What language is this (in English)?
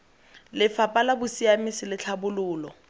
Tswana